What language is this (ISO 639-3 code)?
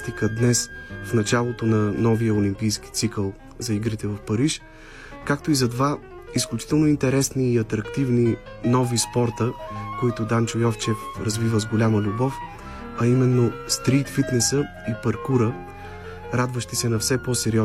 bul